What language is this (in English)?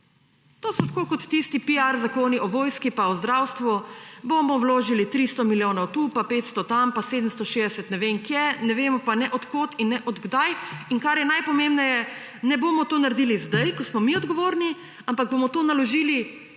Slovenian